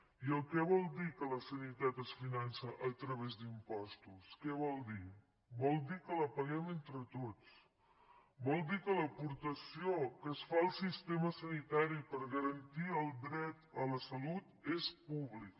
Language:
Catalan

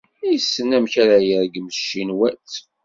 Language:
Kabyle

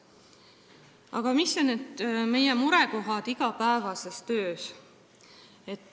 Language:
Estonian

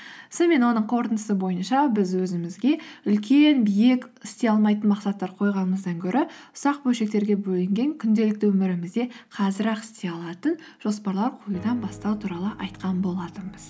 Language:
Kazakh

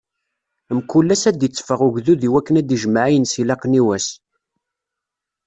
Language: Kabyle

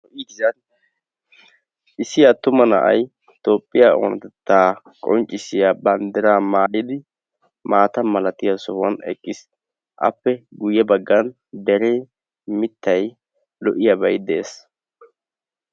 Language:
Wolaytta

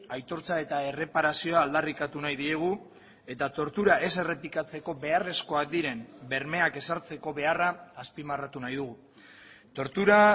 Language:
Basque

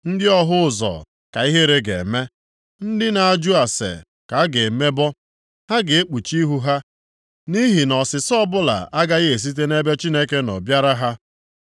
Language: Igbo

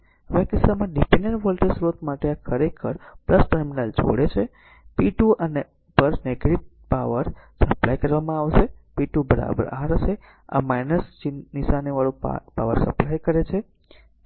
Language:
Gujarati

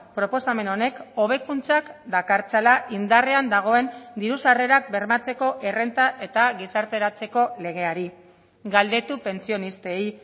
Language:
Basque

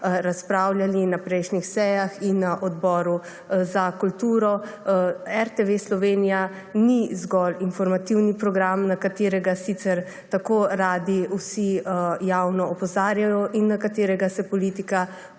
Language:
Slovenian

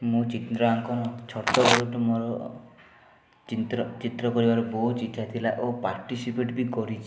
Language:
Odia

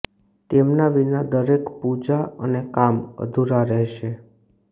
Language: Gujarati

